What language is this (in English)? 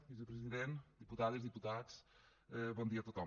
Catalan